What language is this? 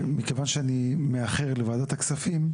Hebrew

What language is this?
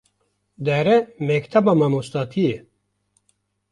Kurdish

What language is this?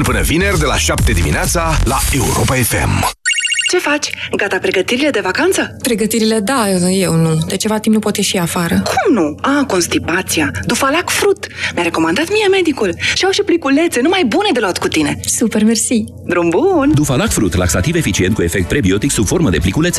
Romanian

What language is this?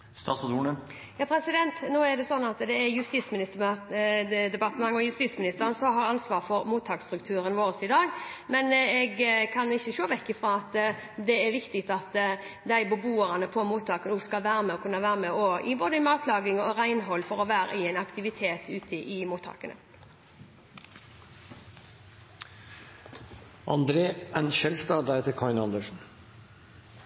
Norwegian Bokmål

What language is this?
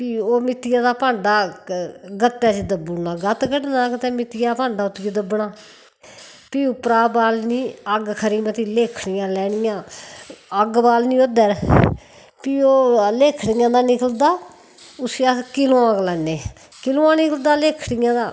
Dogri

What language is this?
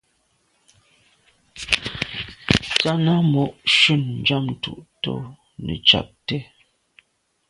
Medumba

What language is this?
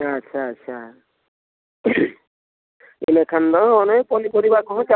Santali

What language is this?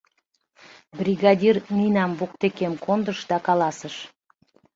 Mari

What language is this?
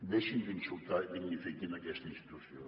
Catalan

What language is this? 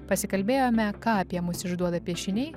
Lithuanian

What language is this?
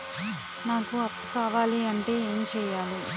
Telugu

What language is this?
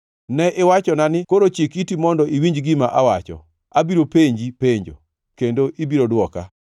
Luo (Kenya and Tanzania)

